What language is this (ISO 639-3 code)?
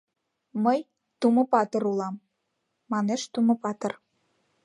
chm